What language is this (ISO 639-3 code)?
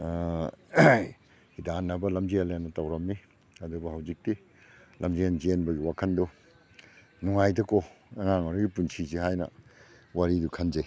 mni